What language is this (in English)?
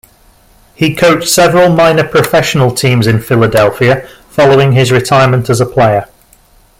English